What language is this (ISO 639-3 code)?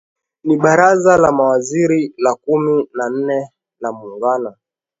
swa